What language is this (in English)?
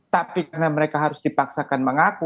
Indonesian